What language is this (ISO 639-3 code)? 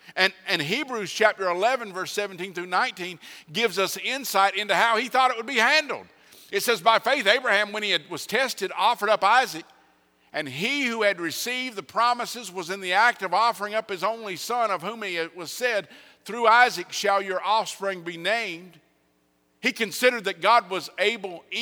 eng